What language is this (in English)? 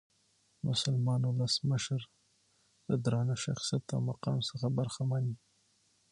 Pashto